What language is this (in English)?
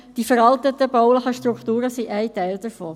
Swiss German